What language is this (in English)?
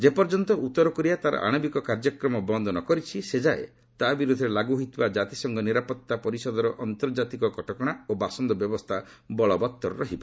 Odia